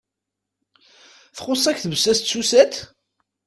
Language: Kabyle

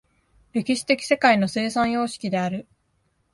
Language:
Japanese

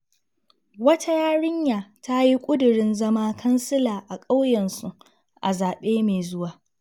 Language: Hausa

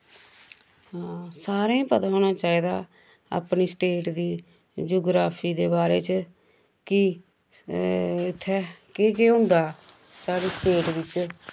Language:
Dogri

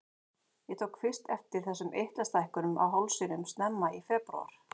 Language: Icelandic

